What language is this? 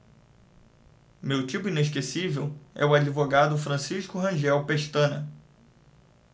Portuguese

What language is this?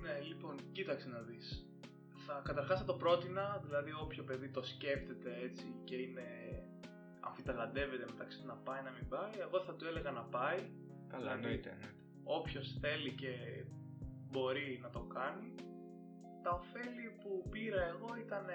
Greek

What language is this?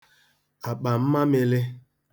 Igbo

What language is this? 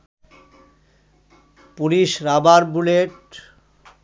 Bangla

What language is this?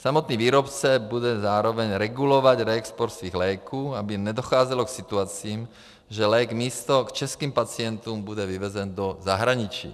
Czech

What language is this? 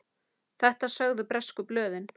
Icelandic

